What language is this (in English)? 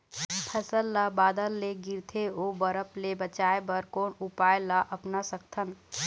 Chhattisgarhi